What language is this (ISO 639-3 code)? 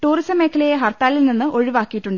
mal